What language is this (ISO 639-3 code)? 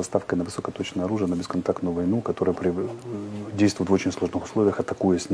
rus